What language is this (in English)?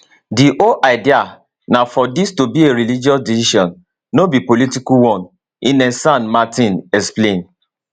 Nigerian Pidgin